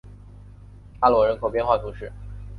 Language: Chinese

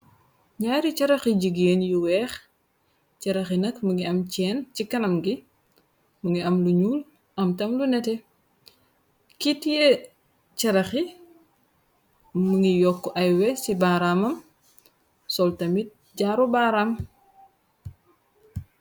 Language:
Wolof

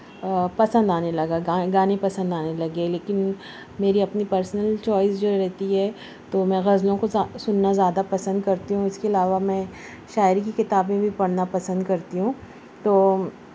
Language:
Urdu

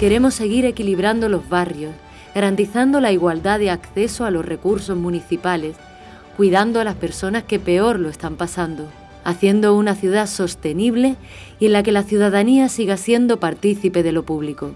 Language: Spanish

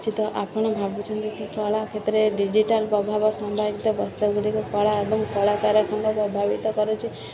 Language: Odia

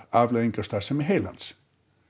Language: Icelandic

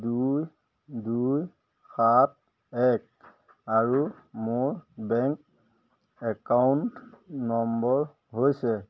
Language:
Assamese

